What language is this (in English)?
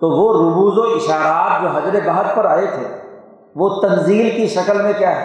Urdu